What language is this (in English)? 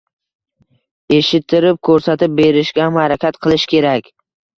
Uzbek